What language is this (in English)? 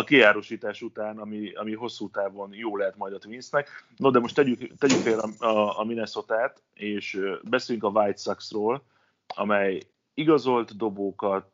Hungarian